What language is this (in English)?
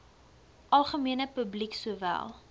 Afrikaans